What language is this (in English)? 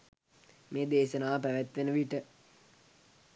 Sinhala